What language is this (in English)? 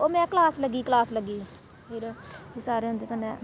Dogri